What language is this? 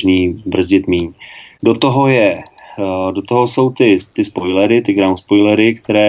Czech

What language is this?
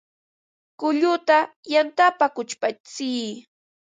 Ambo-Pasco Quechua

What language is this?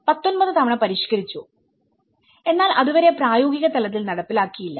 Malayalam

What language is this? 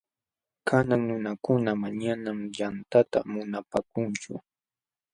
Jauja Wanca Quechua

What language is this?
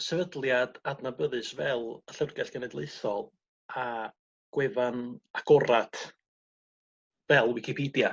Welsh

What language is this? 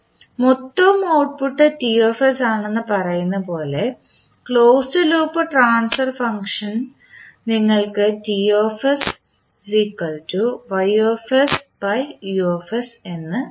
Malayalam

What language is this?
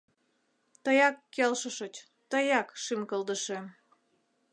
Mari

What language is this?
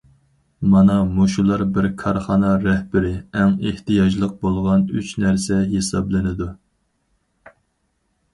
Uyghur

